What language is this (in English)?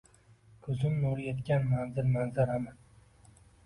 Uzbek